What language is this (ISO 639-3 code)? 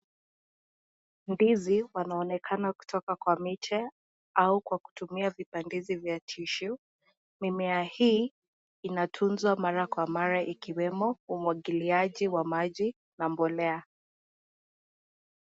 swa